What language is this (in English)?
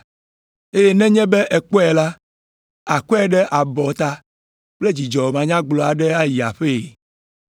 Ewe